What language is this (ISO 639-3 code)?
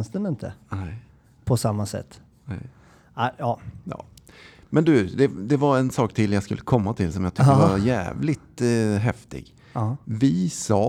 swe